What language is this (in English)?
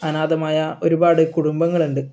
Malayalam